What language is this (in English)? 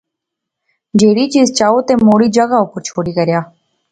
Pahari-Potwari